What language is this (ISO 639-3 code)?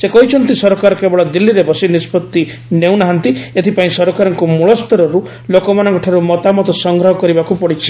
ori